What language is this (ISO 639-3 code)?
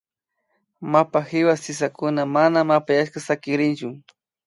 qvi